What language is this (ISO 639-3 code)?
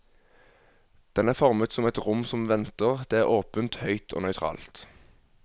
nor